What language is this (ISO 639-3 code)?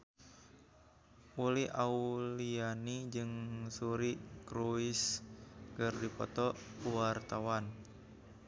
sun